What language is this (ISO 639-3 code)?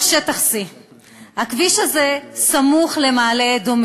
heb